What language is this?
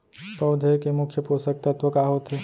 Chhattisgarhi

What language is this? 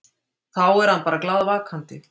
Icelandic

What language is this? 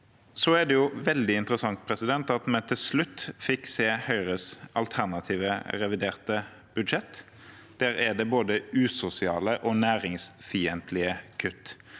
Norwegian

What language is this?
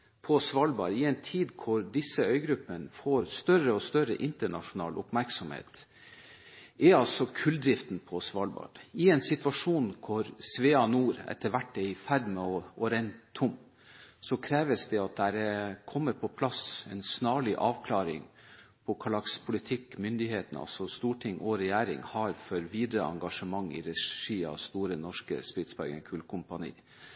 Norwegian Bokmål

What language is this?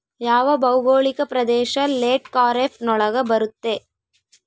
Kannada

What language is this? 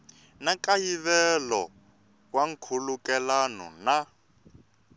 Tsonga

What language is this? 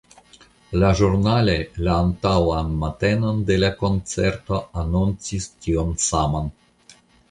Esperanto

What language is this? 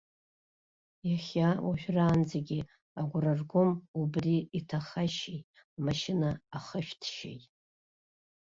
Abkhazian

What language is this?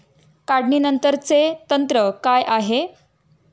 Marathi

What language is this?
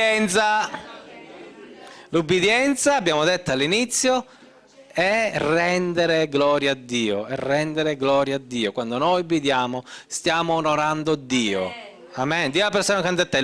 Italian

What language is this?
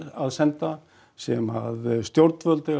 Icelandic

